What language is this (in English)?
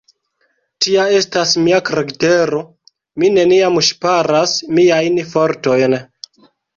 Esperanto